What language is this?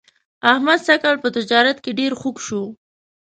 Pashto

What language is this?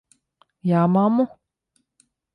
Latvian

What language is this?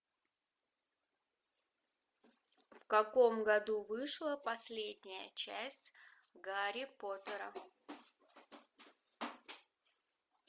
Russian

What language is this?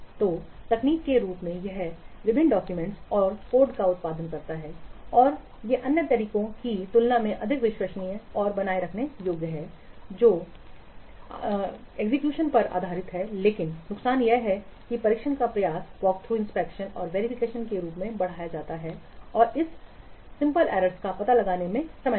Hindi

